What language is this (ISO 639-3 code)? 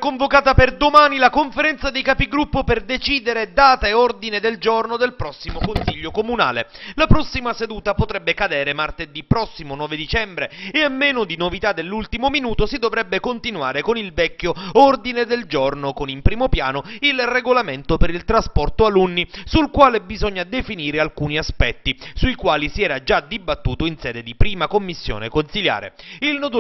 ita